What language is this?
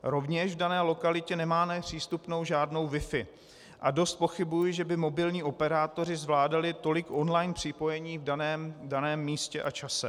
Czech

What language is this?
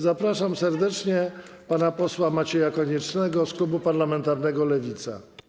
Polish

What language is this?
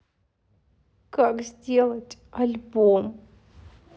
Russian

